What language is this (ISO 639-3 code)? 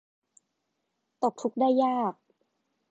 tha